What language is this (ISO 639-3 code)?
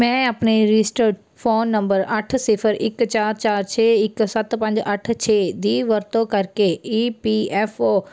pan